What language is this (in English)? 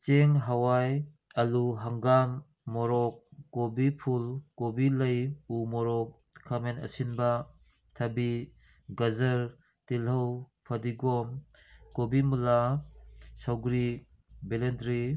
Manipuri